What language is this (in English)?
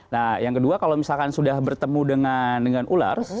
Indonesian